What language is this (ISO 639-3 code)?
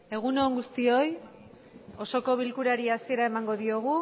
eus